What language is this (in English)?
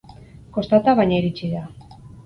Basque